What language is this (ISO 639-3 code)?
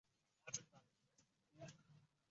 uzb